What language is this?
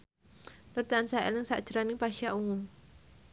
Javanese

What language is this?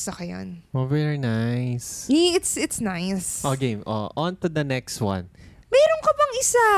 Filipino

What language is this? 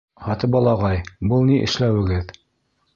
Bashkir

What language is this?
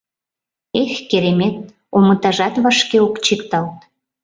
Mari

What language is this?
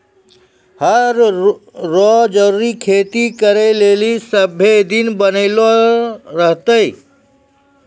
Maithili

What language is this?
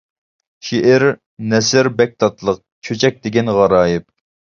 Uyghur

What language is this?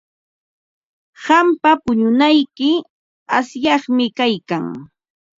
Ambo-Pasco Quechua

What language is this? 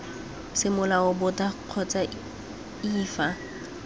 Tswana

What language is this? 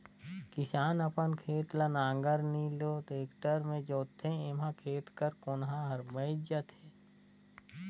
Chhattisgarhi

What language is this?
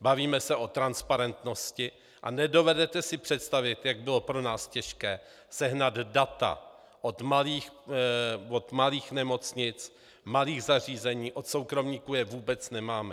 Czech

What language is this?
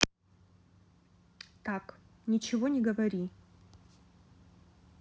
Russian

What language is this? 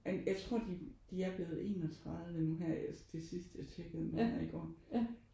Danish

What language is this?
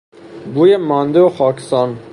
Persian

